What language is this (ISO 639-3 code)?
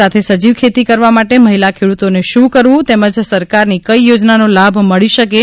guj